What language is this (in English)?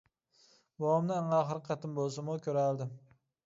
Uyghur